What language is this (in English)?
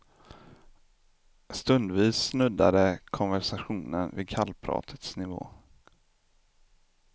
Swedish